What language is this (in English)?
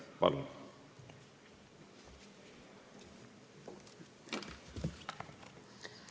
Estonian